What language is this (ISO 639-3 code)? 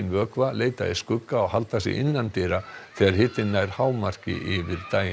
isl